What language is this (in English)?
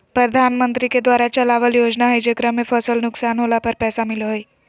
Magahi